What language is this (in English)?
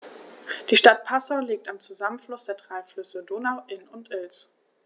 German